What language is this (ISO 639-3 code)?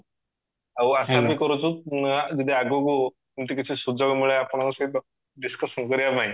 ori